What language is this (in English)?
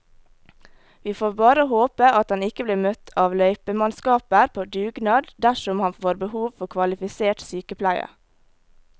Norwegian